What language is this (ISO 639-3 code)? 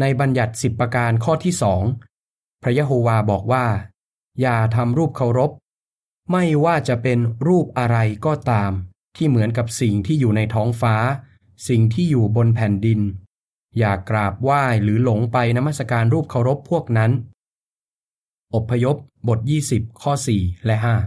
tha